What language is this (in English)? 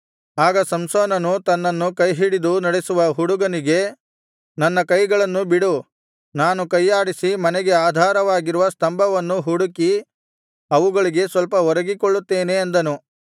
Kannada